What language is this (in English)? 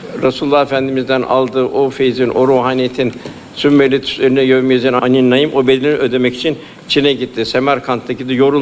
Turkish